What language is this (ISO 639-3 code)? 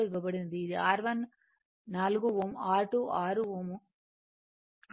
tel